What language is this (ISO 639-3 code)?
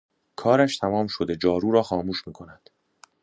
fas